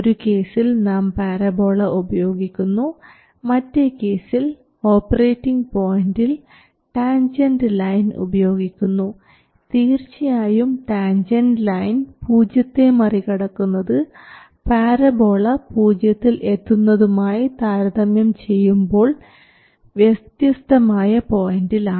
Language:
Malayalam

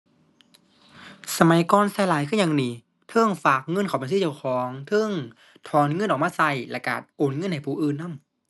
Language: Thai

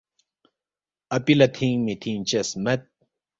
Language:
Balti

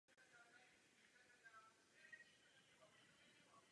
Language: Czech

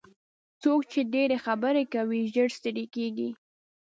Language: Pashto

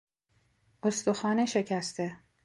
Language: Persian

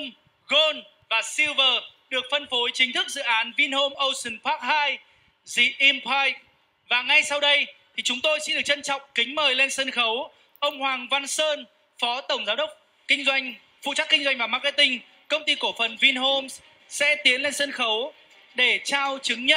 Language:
Vietnamese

